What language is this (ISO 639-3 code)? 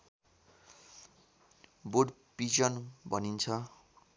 nep